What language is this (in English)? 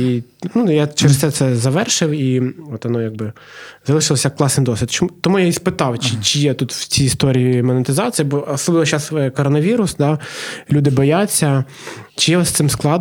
Ukrainian